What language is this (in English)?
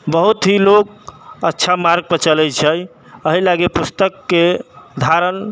Maithili